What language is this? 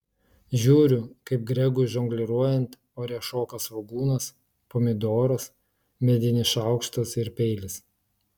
Lithuanian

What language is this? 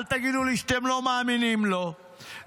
Hebrew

